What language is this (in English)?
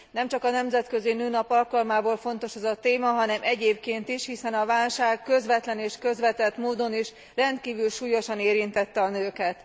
Hungarian